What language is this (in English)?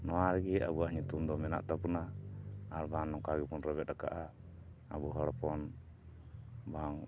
Santali